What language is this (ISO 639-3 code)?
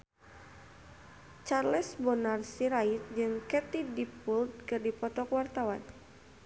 sun